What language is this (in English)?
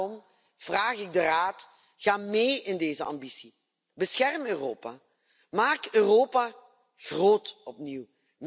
Dutch